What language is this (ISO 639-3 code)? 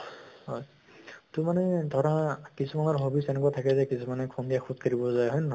asm